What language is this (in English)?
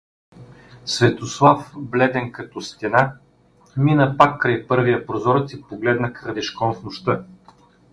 Bulgarian